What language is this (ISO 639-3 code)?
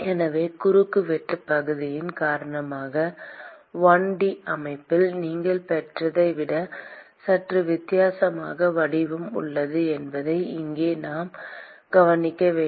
tam